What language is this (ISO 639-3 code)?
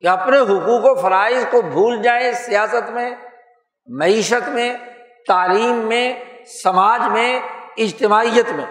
urd